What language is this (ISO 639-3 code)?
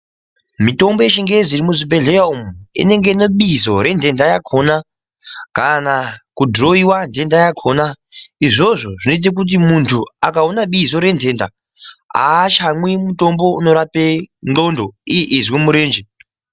ndc